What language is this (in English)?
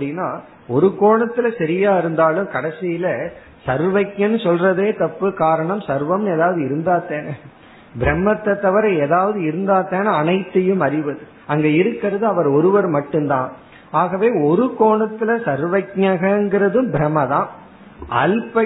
Tamil